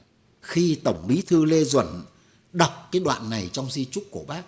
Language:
Vietnamese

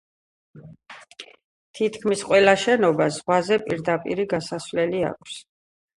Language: Georgian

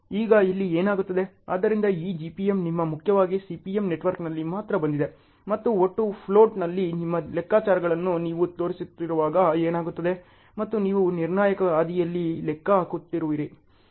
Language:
Kannada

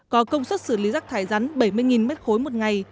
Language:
Vietnamese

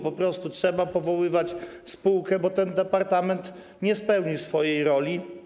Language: Polish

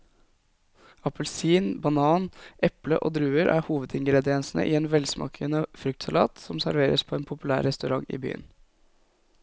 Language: Norwegian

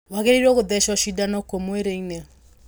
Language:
Kikuyu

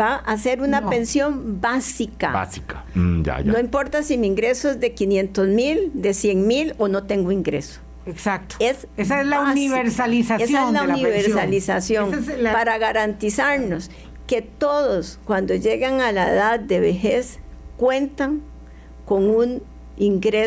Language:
Spanish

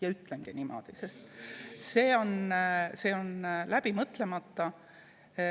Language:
Estonian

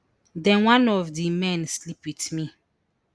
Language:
Nigerian Pidgin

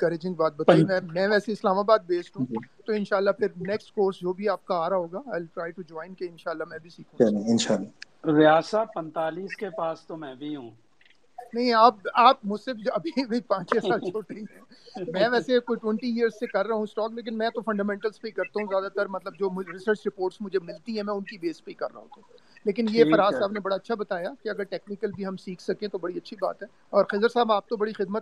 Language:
Urdu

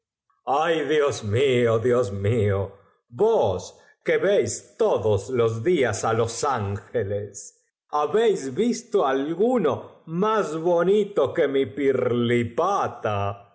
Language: Spanish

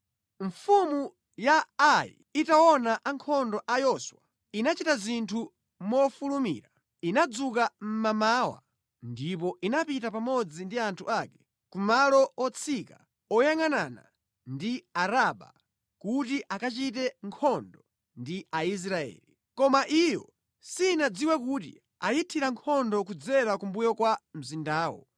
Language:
Nyanja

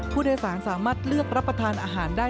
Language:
Thai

